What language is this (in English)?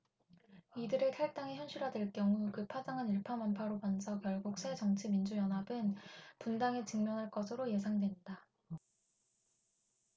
Korean